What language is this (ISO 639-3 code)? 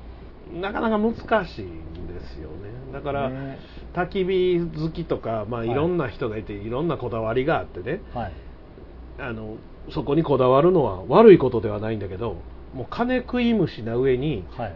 jpn